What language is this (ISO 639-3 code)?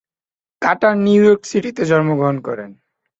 ben